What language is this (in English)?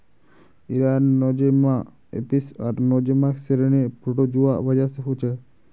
Magahi